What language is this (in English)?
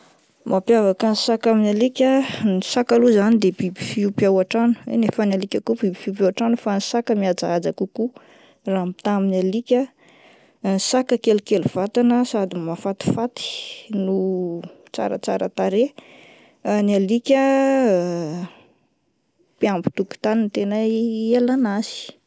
Malagasy